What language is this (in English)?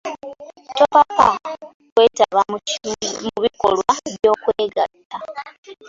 Ganda